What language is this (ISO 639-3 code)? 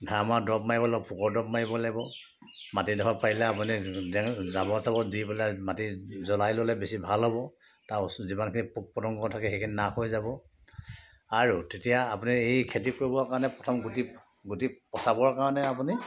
asm